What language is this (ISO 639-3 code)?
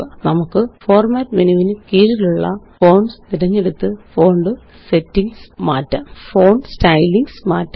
mal